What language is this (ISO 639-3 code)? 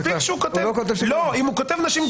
heb